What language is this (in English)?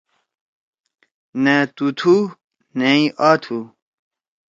Torwali